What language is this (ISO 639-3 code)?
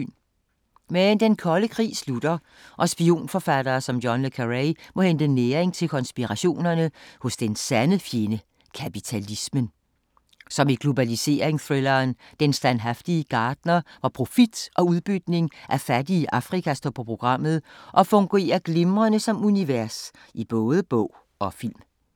dan